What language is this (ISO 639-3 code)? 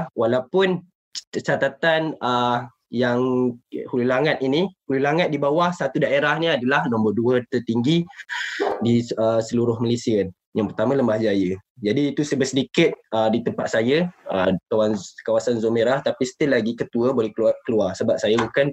msa